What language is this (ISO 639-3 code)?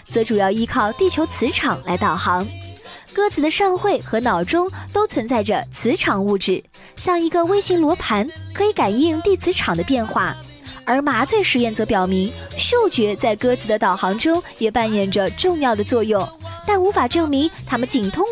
zho